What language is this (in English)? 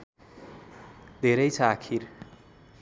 Nepali